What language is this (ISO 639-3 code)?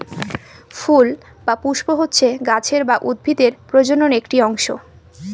ben